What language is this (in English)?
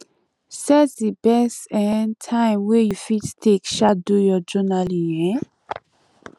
Nigerian Pidgin